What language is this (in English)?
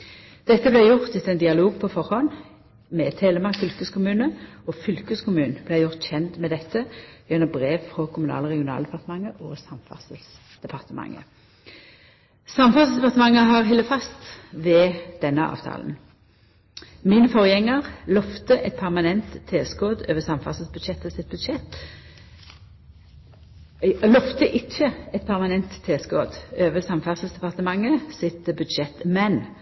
Norwegian Nynorsk